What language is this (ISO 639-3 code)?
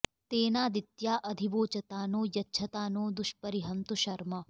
san